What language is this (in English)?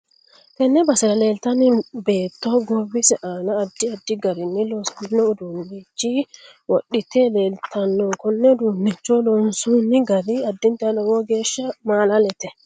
Sidamo